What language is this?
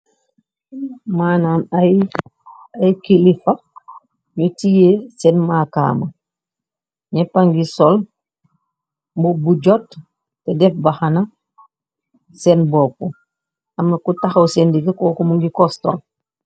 Wolof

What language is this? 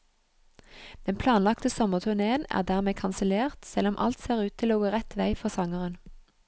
Norwegian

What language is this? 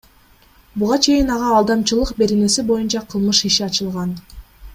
Kyrgyz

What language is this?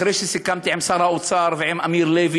Hebrew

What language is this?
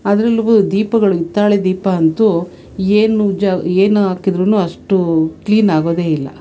Kannada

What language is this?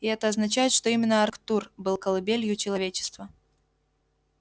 Russian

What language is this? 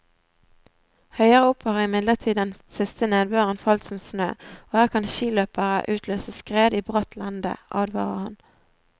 Norwegian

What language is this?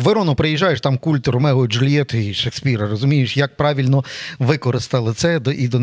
Ukrainian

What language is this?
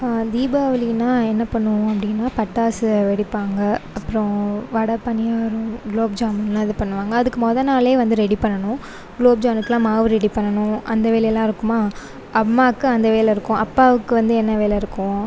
Tamil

